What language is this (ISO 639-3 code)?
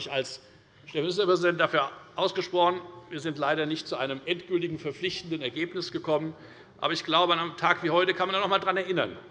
deu